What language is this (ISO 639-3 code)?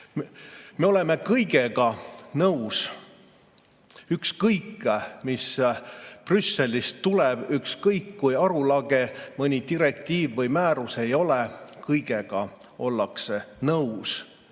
est